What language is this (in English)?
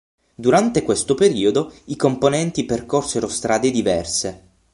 Italian